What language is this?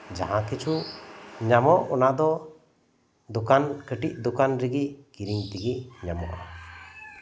Santali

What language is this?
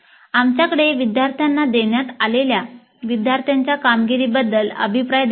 Marathi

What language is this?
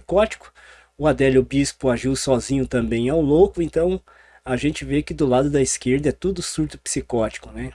Portuguese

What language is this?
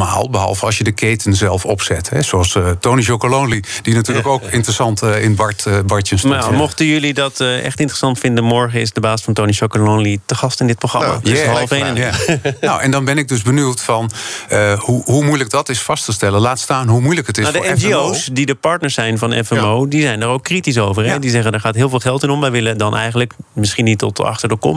Dutch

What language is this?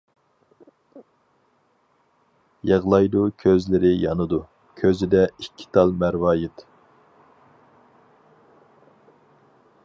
Uyghur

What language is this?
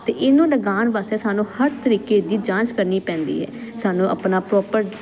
Punjabi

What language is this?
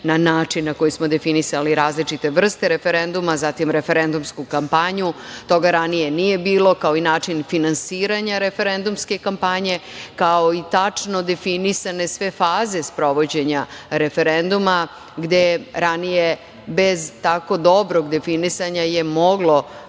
Serbian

